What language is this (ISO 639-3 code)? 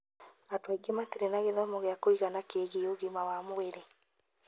kik